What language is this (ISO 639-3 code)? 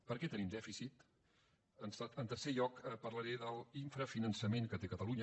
cat